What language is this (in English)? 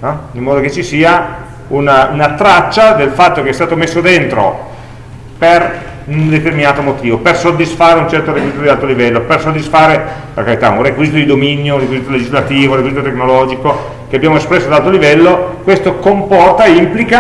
Italian